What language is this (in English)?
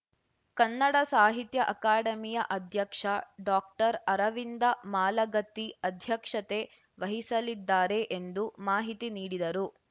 Kannada